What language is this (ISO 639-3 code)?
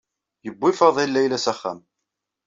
kab